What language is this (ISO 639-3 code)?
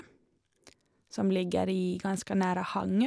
nor